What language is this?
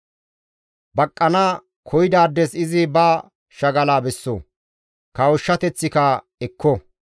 Gamo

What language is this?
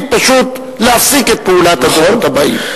Hebrew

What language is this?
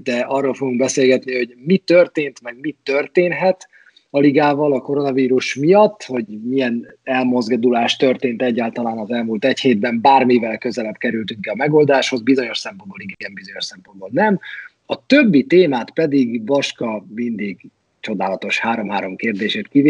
Hungarian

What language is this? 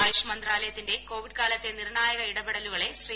Malayalam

